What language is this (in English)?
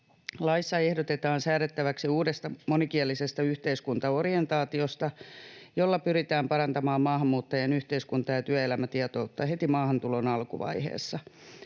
Finnish